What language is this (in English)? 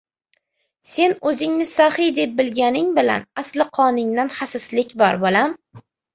Uzbek